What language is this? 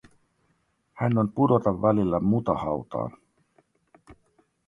Finnish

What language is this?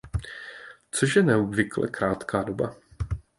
Czech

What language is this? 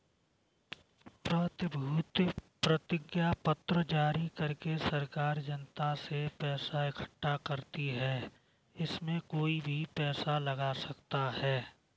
Hindi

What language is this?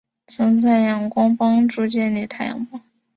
Chinese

